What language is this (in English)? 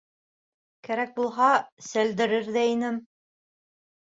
Bashkir